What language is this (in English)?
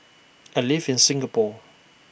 English